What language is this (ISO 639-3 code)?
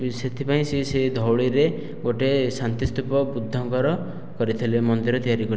ori